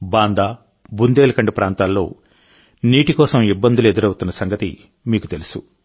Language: Telugu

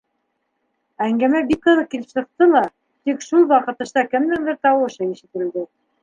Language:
Bashkir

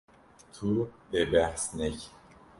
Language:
Kurdish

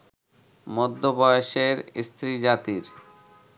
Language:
Bangla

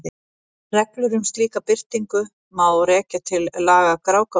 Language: Icelandic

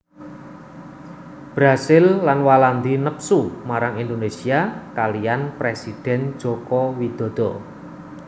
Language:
Javanese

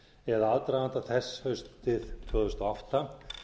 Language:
Icelandic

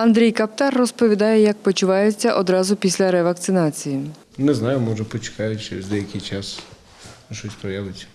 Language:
Ukrainian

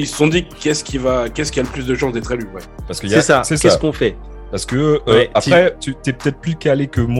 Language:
French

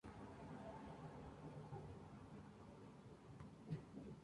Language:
Spanish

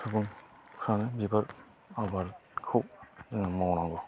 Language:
Bodo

